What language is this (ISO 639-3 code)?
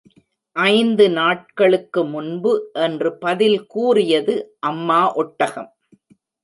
tam